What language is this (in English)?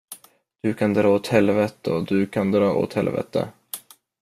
Swedish